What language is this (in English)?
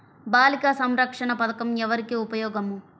Telugu